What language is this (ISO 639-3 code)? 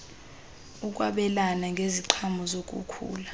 xho